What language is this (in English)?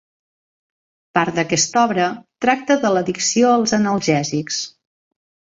Catalan